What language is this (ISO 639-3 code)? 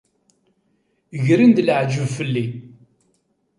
kab